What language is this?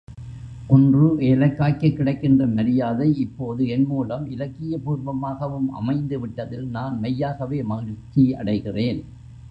Tamil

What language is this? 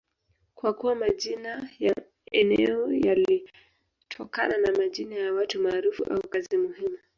Swahili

